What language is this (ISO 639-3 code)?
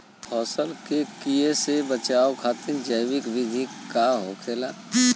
bho